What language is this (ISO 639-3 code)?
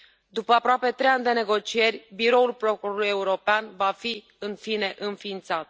ron